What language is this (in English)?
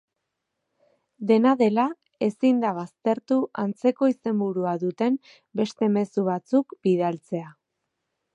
Basque